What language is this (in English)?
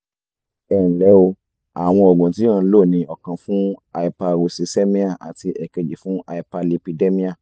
Yoruba